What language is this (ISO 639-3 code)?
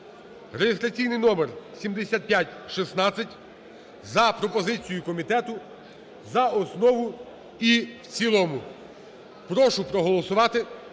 ukr